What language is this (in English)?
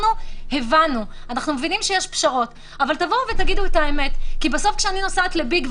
Hebrew